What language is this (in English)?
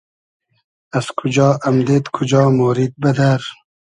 Hazaragi